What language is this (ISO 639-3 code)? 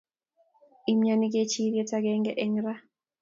kln